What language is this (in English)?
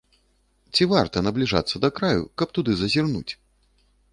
Belarusian